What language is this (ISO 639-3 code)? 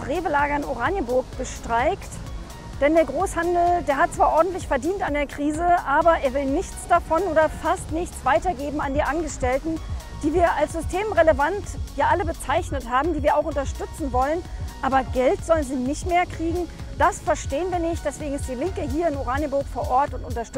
deu